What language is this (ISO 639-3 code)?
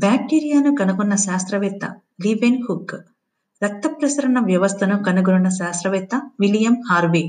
tel